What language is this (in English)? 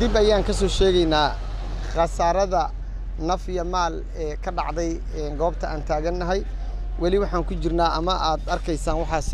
Arabic